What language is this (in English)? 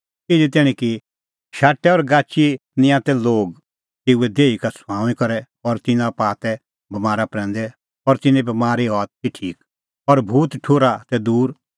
Kullu Pahari